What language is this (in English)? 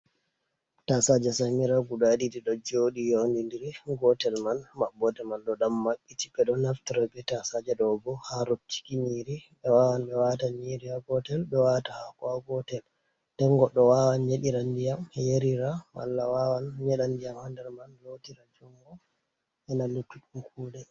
Fula